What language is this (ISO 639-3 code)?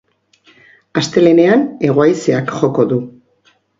eus